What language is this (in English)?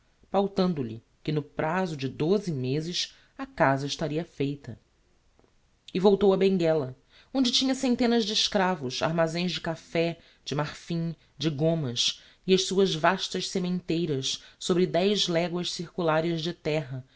Portuguese